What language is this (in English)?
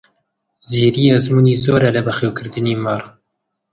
Central Kurdish